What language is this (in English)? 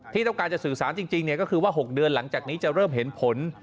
Thai